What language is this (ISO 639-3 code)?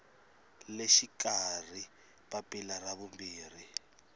tso